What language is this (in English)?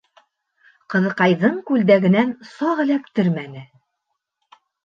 Bashkir